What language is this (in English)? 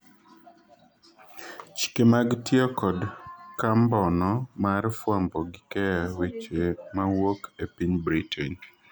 Luo (Kenya and Tanzania)